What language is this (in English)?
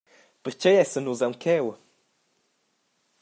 Romansh